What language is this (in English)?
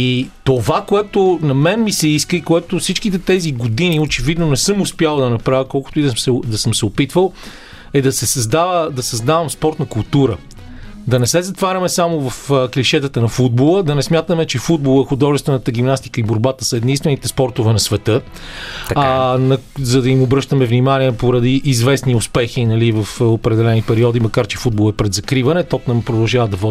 Bulgarian